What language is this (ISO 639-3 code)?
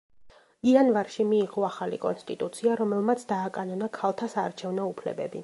kat